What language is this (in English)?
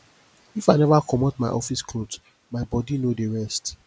Nigerian Pidgin